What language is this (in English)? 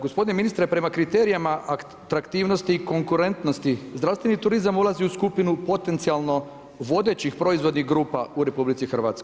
Croatian